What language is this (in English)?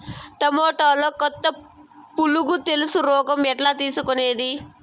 Telugu